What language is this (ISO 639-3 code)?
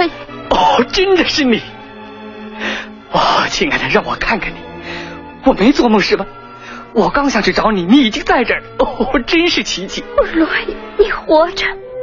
zho